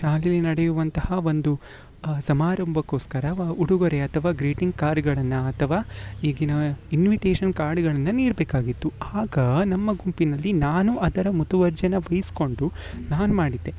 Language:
Kannada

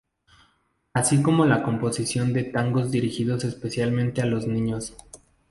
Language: Spanish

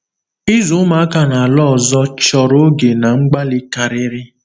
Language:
Igbo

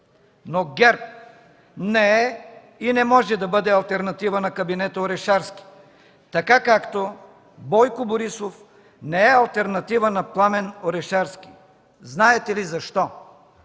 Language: Bulgarian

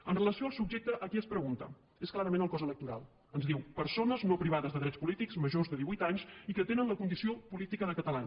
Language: Catalan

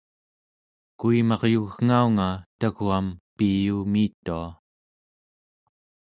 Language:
Central Yupik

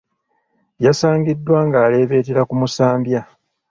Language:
Ganda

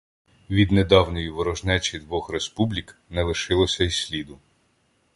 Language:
Ukrainian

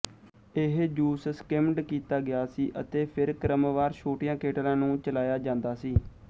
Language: Punjabi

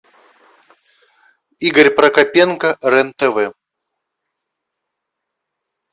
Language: Russian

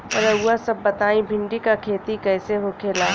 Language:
Bhojpuri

